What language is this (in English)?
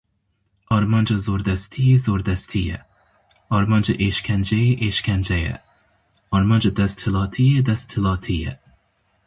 Kurdish